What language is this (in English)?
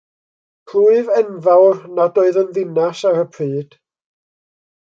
Welsh